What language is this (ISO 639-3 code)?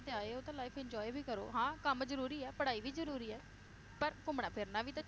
pan